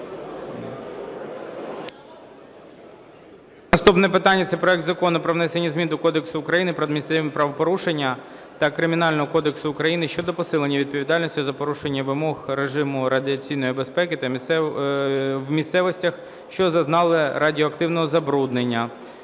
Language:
Ukrainian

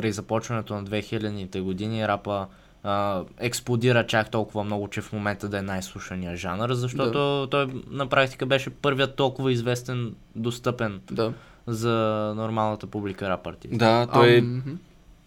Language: Bulgarian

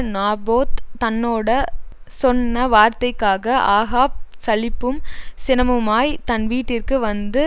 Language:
Tamil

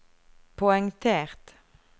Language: Norwegian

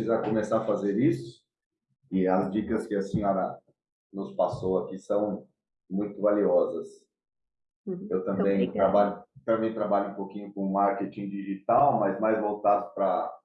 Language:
Portuguese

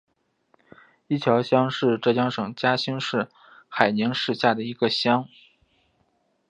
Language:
Chinese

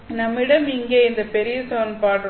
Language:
Tamil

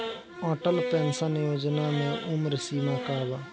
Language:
Bhojpuri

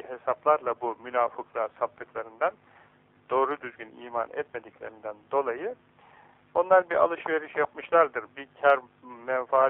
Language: Turkish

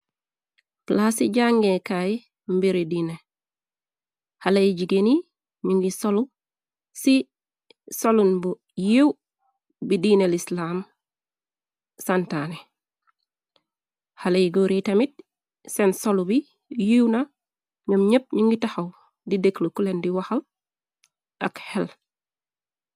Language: Wolof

